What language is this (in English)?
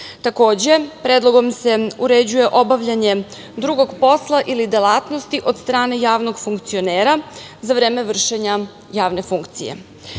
Serbian